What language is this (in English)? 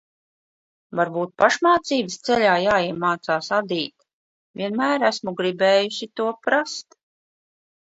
Latvian